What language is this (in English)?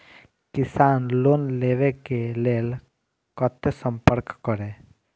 Maithili